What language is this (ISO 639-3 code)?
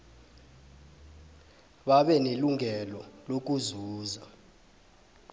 nbl